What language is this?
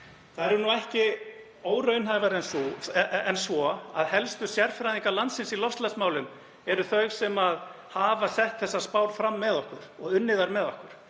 Icelandic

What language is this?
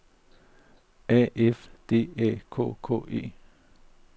Danish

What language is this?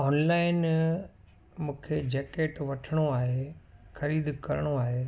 Sindhi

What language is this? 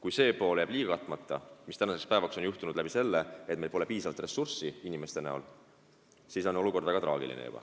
Estonian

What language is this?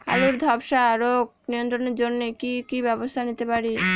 Bangla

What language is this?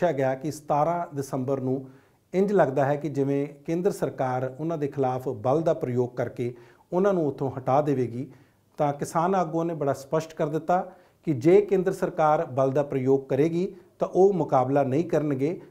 Hindi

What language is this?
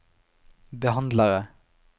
Norwegian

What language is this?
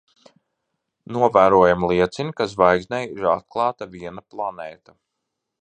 Latvian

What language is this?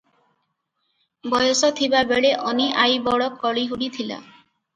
Odia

